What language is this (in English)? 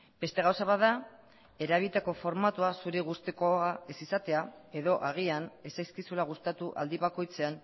Basque